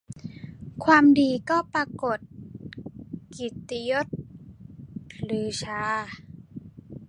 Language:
Thai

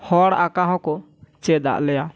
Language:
Santali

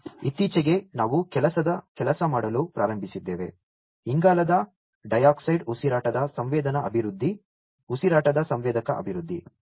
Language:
Kannada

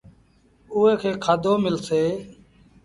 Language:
Sindhi Bhil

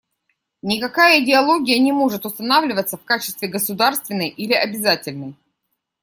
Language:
Russian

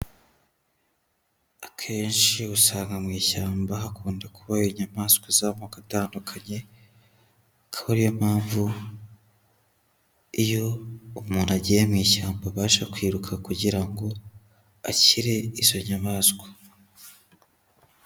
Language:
Kinyarwanda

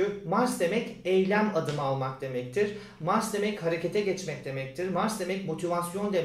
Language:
Turkish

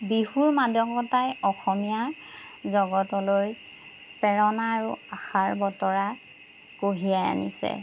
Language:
Assamese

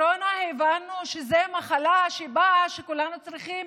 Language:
Hebrew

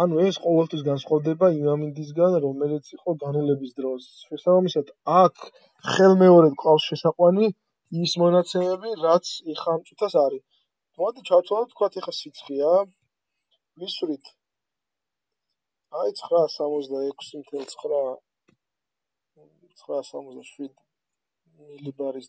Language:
Romanian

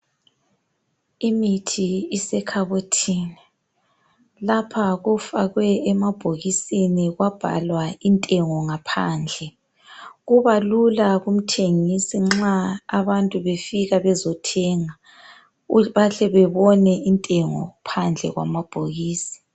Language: North Ndebele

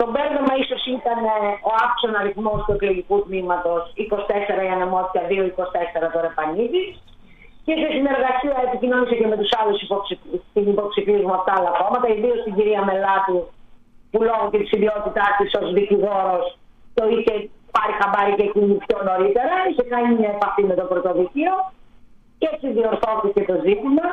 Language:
Greek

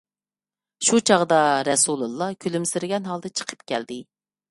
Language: Uyghur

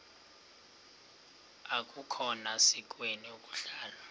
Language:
Xhosa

